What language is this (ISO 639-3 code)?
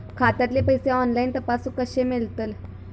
mar